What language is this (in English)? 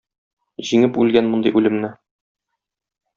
Tatar